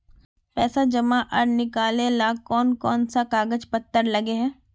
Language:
Magahi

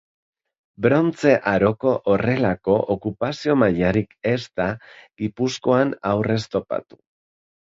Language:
Basque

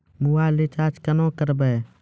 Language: Maithili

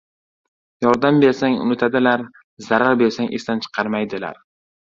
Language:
Uzbek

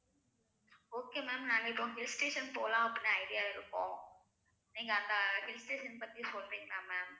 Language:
Tamil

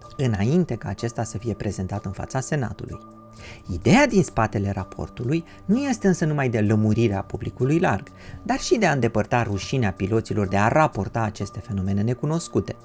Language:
Romanian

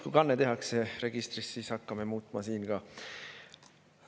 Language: Estonian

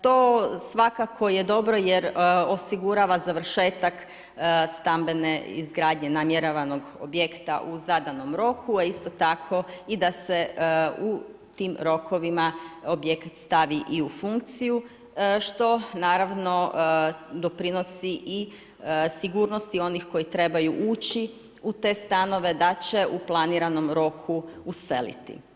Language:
Croatian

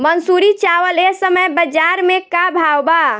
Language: Bhojpuri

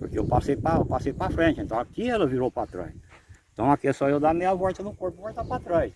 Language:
Portuguese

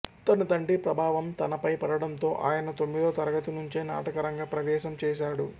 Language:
Telugu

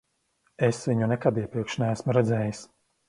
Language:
Latvian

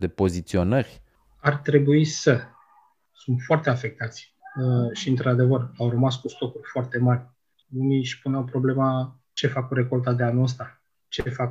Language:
Romanian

